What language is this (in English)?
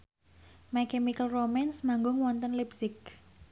Javanese